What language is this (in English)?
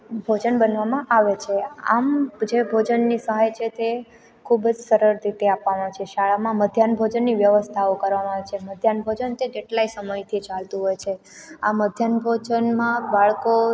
Gujarati